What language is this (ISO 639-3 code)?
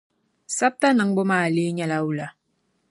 dag